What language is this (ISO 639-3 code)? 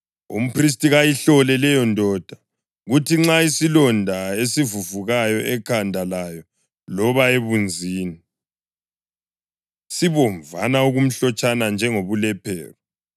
nde